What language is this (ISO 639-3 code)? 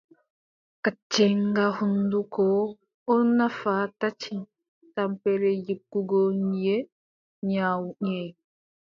fub